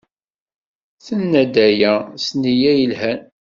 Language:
Kabyle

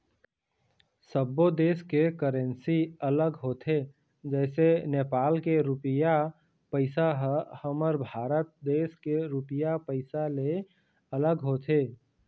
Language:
Chhattisgarhi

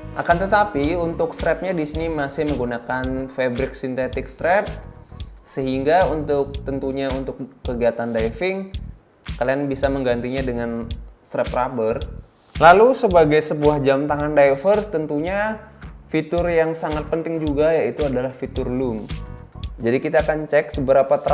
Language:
Indonesian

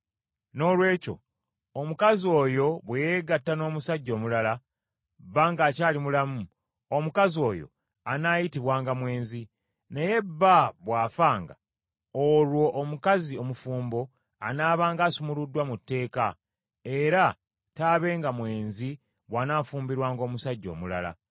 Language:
Ganda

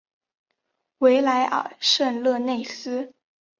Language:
Chinese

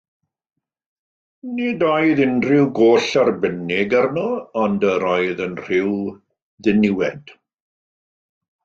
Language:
Welsh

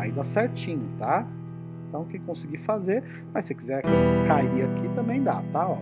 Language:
Portuguese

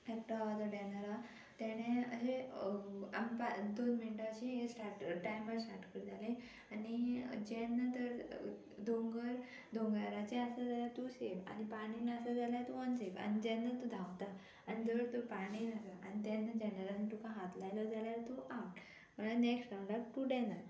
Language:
Konkani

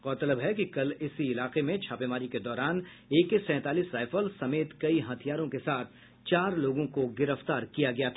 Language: Hindi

